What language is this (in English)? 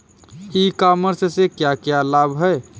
Hindi